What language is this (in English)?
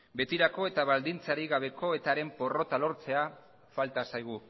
Basque